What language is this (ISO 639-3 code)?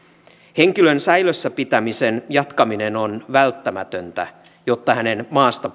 fin